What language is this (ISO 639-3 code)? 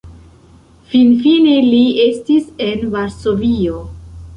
epo